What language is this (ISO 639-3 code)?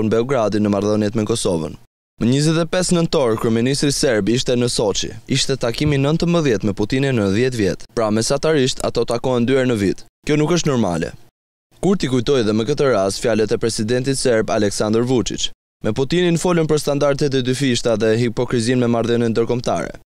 ron